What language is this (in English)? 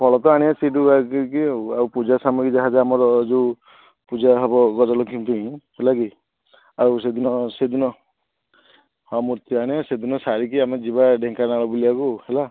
Odia